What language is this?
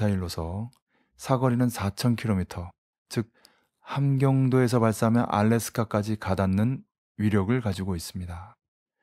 Korean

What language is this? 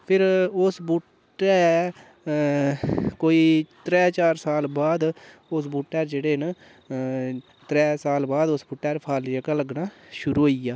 Dogri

